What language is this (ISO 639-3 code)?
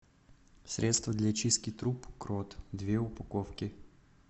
rus